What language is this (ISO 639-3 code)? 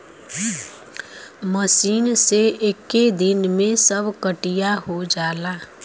bho